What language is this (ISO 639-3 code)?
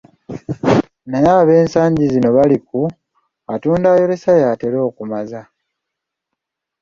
lug